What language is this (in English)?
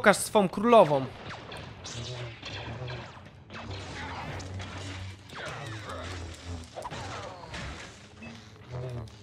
Polish